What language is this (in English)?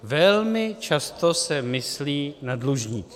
Czech